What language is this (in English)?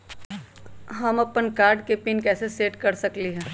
Magahi